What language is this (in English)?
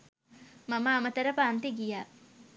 Sinhala